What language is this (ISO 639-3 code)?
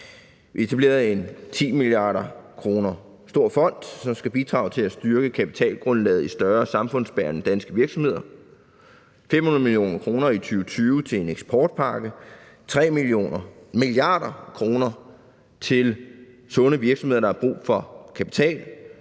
dan